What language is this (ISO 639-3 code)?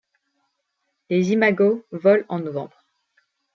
fra